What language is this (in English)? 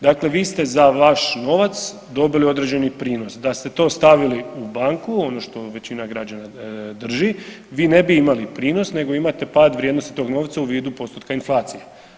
Croatian